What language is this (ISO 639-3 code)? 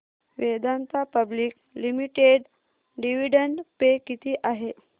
mar